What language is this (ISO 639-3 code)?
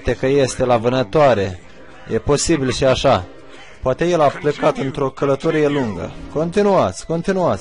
ron